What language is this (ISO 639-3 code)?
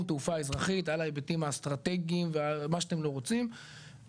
heb